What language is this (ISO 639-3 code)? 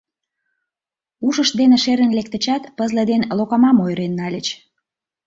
chm